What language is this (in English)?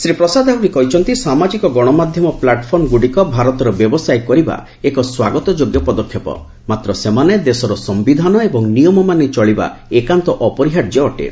Odia